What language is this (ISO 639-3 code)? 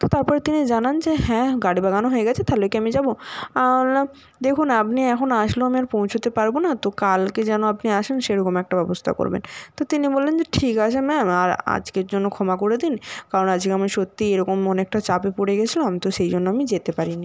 ben